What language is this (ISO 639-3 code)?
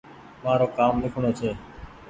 gig